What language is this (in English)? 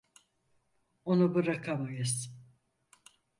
Turkish